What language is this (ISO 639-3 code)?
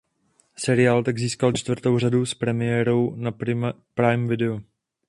ces